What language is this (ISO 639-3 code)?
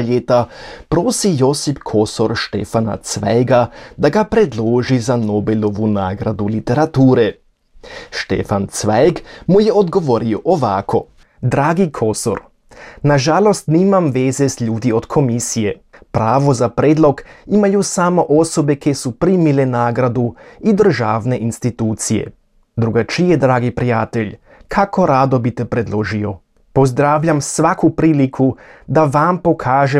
hrv